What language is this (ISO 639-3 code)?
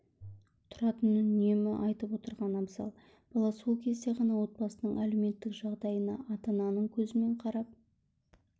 kaz